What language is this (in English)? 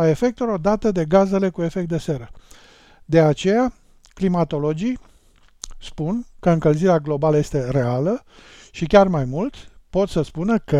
Romanian